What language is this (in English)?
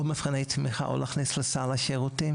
Hebrew